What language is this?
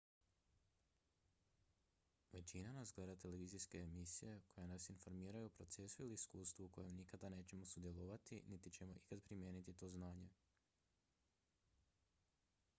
Croatian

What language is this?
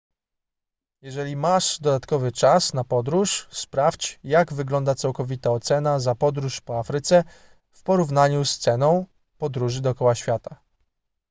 Polish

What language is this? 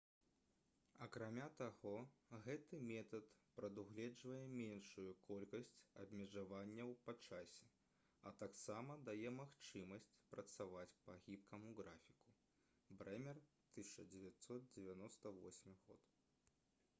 Belarusian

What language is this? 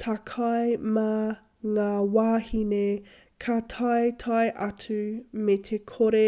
Māori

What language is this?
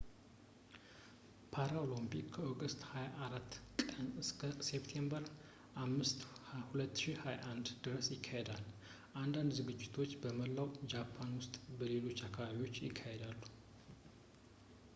Amharic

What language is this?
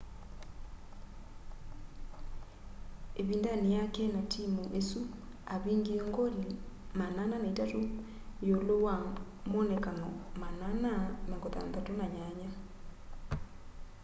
Kamba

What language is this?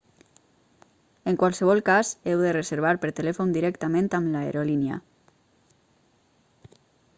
Catalan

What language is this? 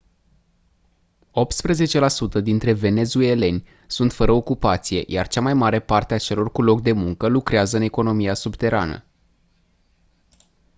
Romanian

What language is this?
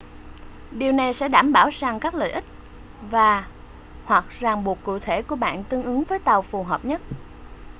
Vietnamese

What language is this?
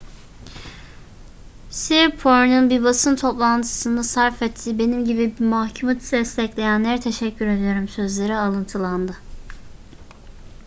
Turkish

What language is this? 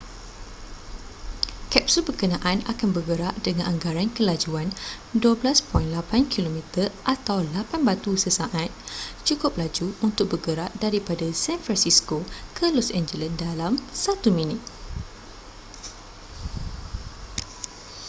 Malay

